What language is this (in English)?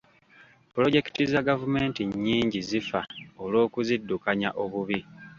Ganda